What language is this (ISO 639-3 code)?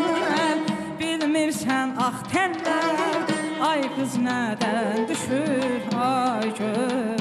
tur